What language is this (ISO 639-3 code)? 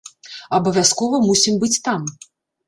bel